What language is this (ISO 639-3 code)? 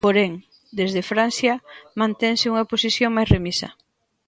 glg